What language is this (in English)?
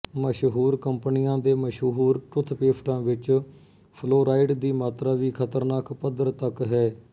Punjabi